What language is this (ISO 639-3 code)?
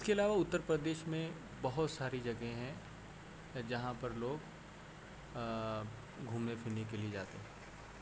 urd